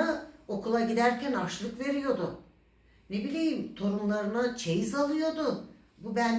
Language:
Turkish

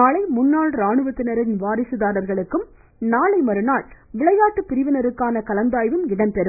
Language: Tamil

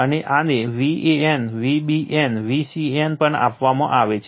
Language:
Gujarati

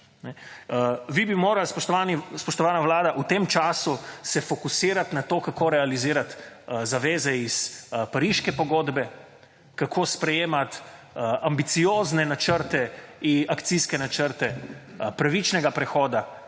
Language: Slovenian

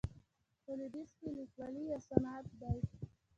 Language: Pashto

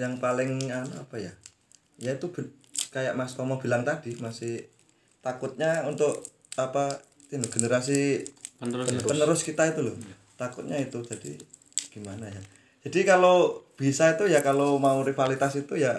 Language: Indonesian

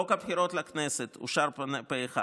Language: Hebrew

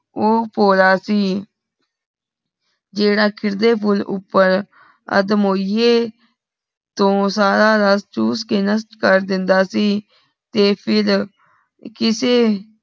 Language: Punjabi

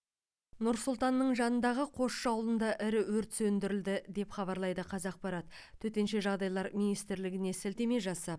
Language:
Kazakh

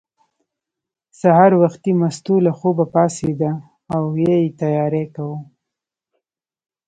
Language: Pashto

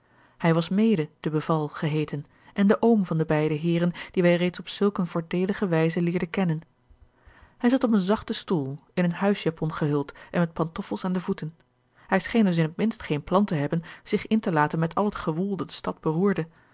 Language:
Dutch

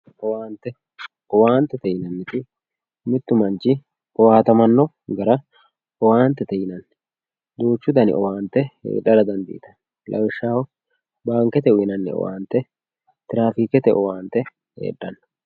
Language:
Sidamo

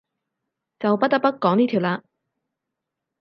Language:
Cantonese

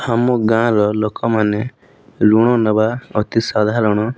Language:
Odia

